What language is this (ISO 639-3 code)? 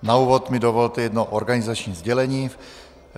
ces